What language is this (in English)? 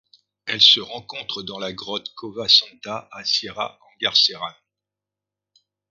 French